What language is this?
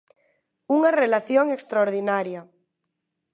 Galician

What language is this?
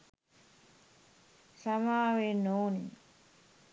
Sinhala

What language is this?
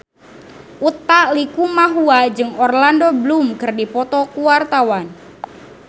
Sundanese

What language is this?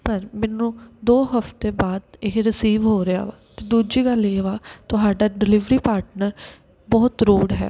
Punjabi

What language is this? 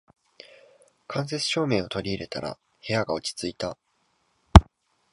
Japanese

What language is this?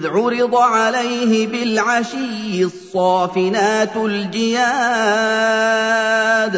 Arabic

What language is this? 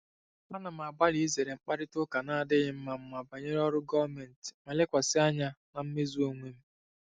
Igbo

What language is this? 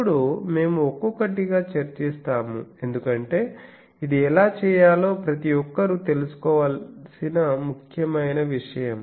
Telugu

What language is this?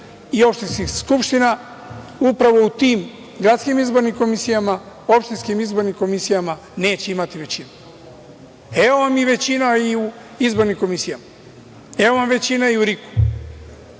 Serbian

